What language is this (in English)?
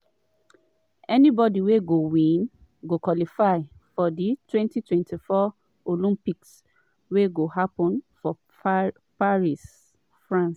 Nigerian Pidgin